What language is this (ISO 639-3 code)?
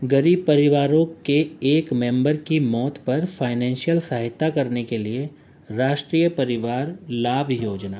urd